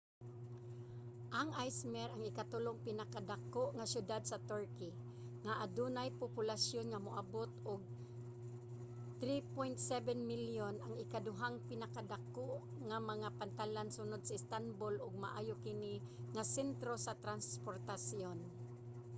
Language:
Cebuano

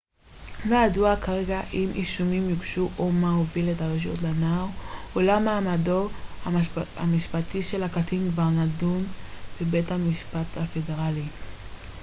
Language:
Hebrew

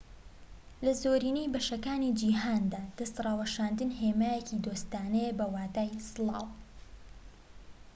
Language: Central Kurdish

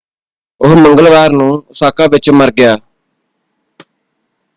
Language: Punjabi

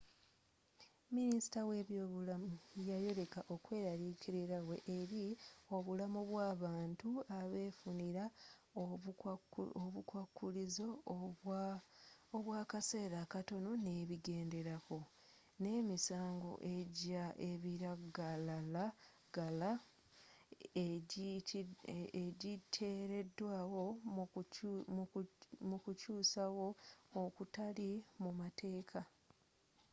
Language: Ganda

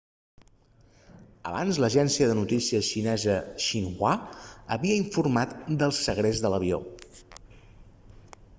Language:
Catalan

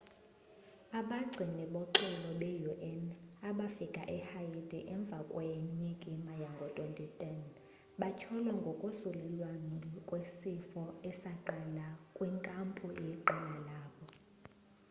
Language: Xhosa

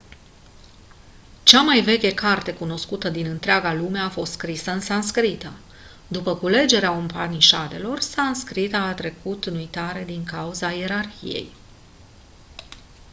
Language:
Romanian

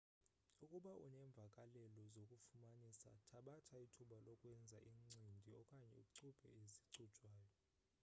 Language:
Xhosa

